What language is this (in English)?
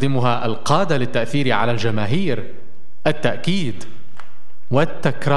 Arabic